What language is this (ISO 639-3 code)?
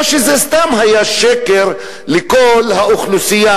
heb